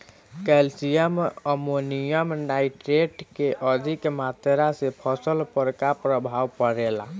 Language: Bhojpuri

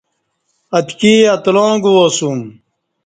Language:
Kati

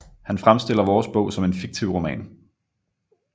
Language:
Danish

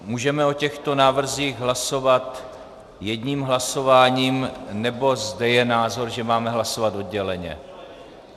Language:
Czech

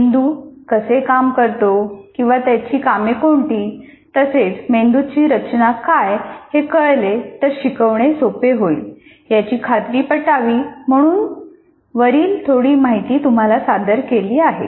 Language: Marathi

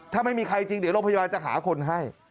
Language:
Thai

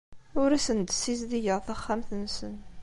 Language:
Kabyle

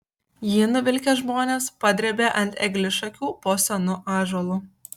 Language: Lithuanian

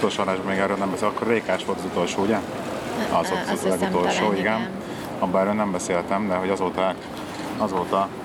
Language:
Hungarian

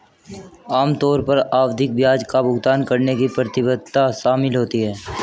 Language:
Hindi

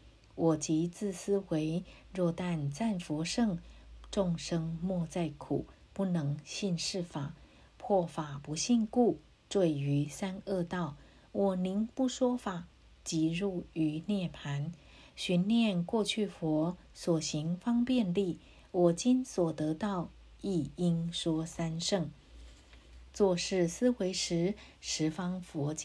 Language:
Chinese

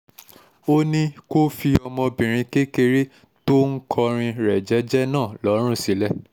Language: Yoruba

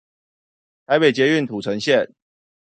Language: Chinese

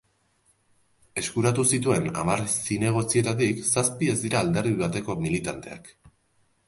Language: Basque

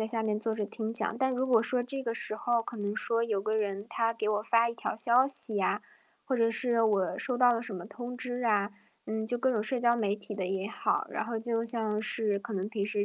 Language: Chinese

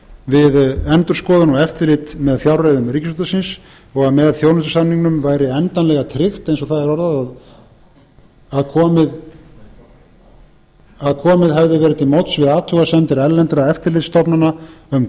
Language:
Icelandic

